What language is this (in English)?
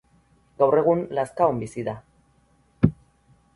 Basque